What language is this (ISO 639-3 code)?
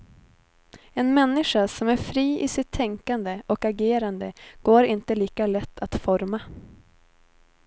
swe